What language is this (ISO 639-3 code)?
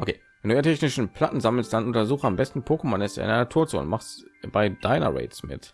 deu